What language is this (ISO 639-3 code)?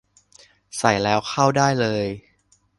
tha